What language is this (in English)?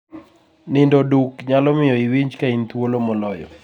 Luo (Kenya and Tanzania)